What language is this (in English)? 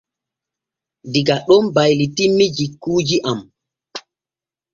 Borgu Fulfulde